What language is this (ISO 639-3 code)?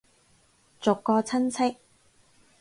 yue